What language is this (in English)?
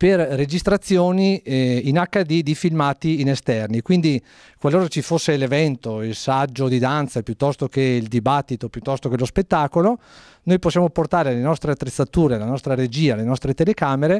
Italian